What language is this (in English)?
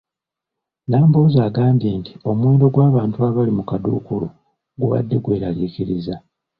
Ganda